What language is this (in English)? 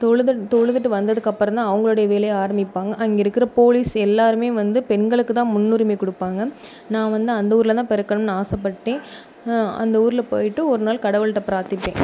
Tamil